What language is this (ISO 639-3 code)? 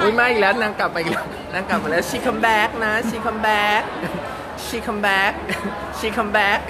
tha